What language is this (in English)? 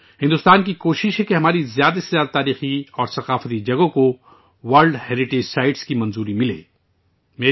Urdu